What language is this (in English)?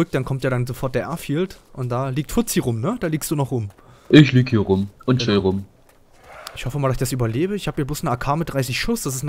German